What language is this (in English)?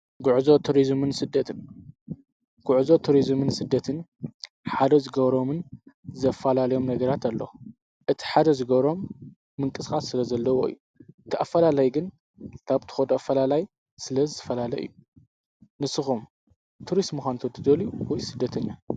Tigrinya